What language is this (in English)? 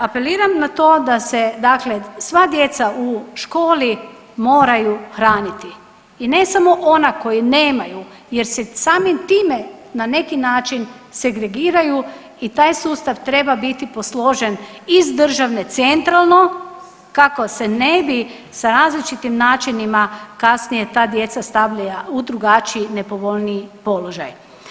Croatian